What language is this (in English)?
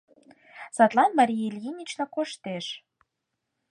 Mari